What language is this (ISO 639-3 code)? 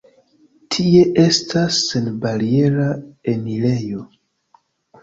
epo